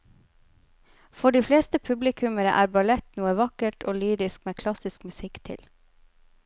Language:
Norwegian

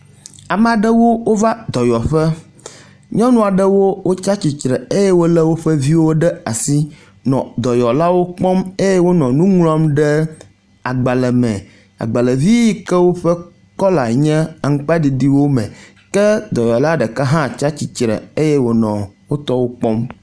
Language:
Ewe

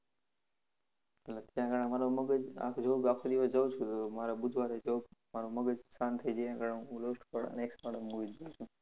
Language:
Gujarati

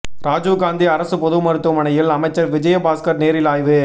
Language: Tamil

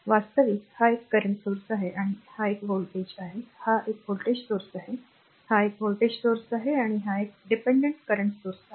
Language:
Marathi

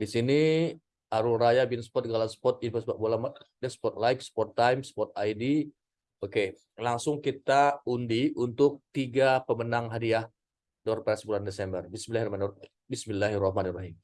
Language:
Indonesian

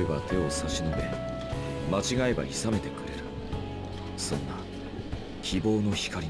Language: Japanese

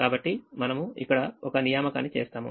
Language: Telugu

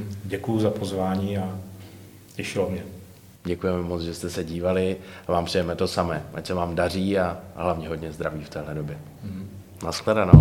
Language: Czech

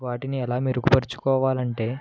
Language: Telugu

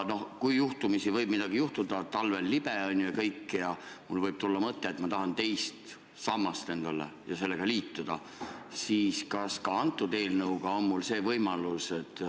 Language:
Estonian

